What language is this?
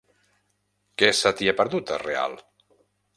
Catalan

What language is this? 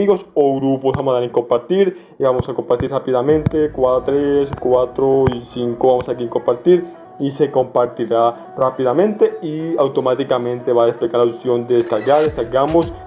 Spanish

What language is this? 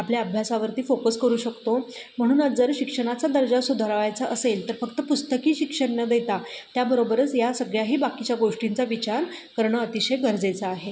Marathi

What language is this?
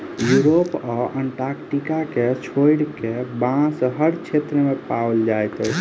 Maithili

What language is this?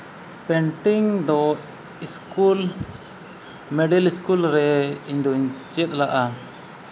Santali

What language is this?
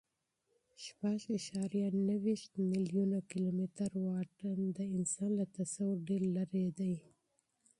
Pashto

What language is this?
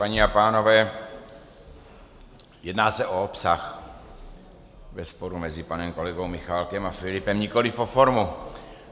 Czech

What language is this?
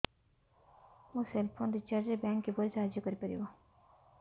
Odia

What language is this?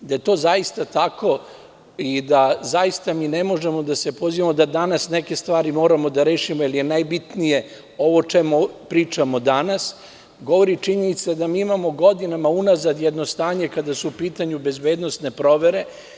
Serbian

